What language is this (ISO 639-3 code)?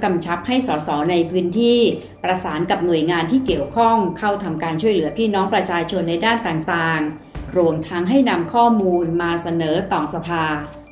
tha